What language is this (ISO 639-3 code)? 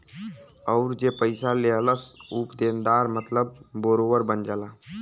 bho